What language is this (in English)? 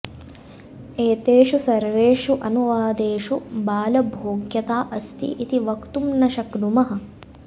Sanskrit